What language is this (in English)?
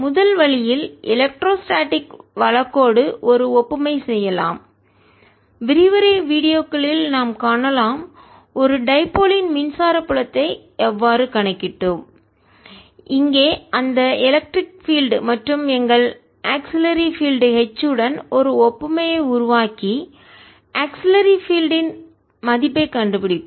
Tamil